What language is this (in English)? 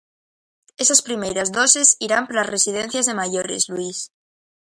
Galician